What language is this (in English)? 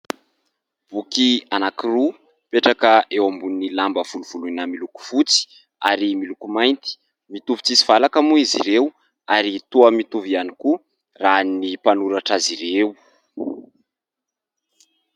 Malagasy